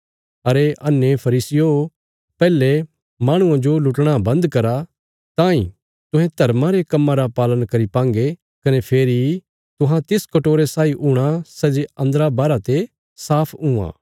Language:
Bilaspuri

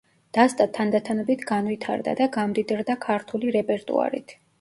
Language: Georgian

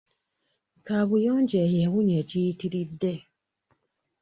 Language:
Ganda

